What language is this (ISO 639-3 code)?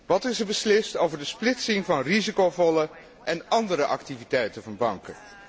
nld